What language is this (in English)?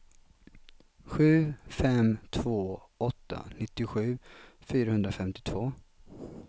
Swedish